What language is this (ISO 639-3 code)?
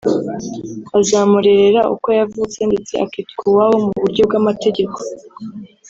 kin